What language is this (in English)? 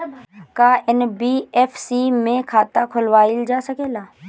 Bhojpuri